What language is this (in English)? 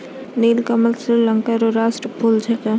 Maithili